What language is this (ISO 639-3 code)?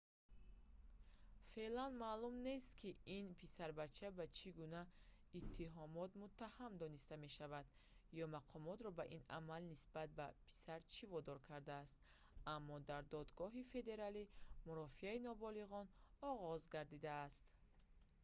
tgk